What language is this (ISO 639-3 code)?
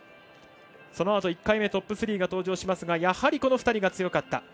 jpn